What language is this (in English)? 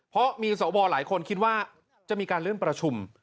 Thai